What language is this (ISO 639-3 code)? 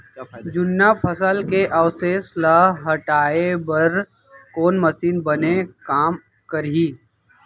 hne